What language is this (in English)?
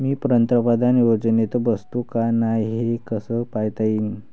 Marathi